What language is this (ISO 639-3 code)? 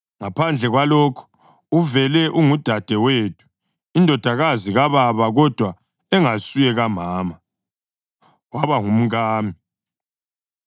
nde